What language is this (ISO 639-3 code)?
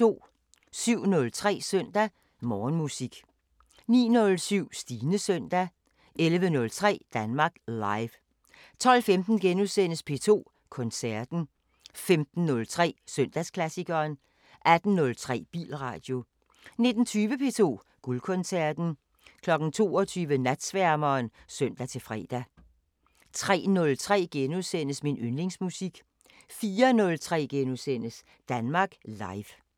dan